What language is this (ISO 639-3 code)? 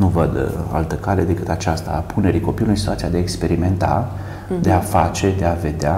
ron